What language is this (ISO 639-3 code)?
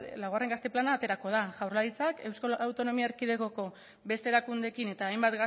eus